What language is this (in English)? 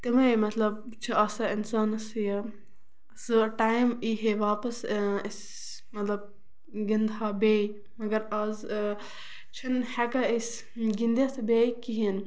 Kashmiri